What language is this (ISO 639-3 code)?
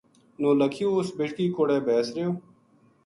gju